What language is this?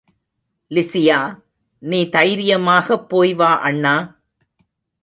Tamil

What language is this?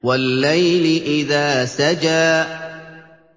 Arabic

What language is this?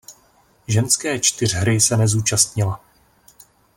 Czech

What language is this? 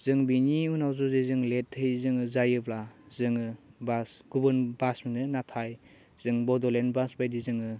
Bodo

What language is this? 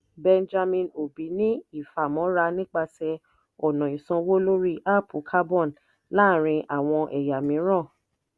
Yoruba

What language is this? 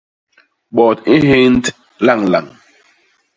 Basaa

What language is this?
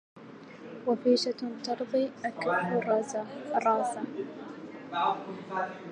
Arabic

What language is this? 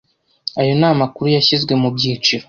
Kinyarwanda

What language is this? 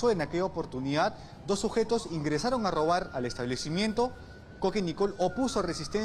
Spanish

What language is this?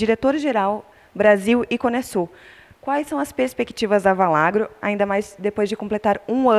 Portuguese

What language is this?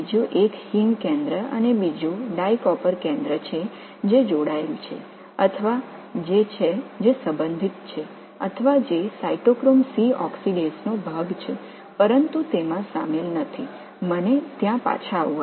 Tamil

